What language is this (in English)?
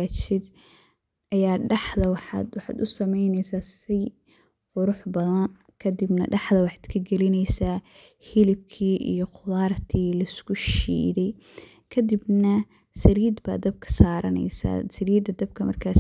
Somali